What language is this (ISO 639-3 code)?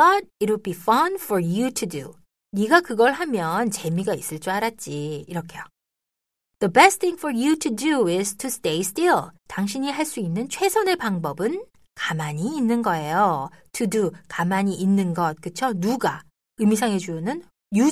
kor